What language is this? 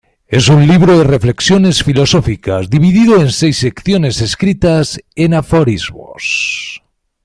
Spanish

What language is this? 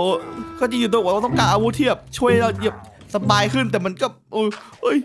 Thai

